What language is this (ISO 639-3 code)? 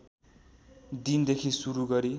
nep